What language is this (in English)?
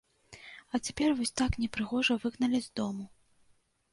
Belarusian